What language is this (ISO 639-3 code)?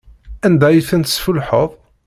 kab